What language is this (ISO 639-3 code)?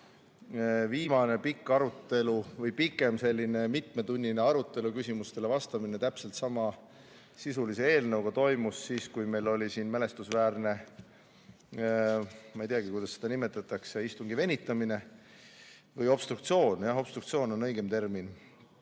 est